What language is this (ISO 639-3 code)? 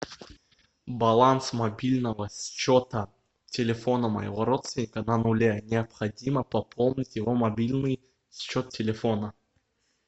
rus